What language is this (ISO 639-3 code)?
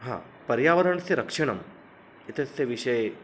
san